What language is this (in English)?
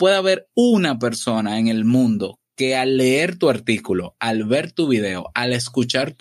Spanish